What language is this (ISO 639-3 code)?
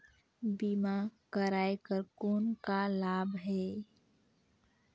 hne